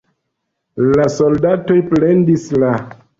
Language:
Esperanto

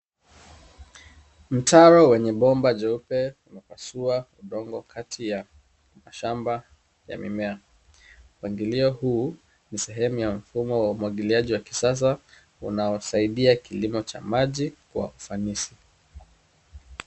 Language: Swahili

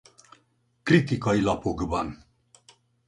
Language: Hungarian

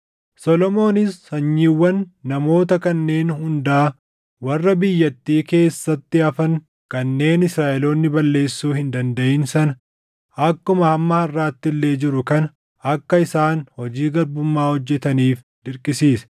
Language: Oromo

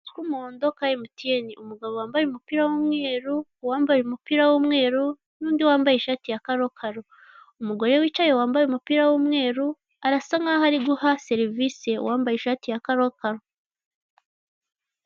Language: Kinyarwanda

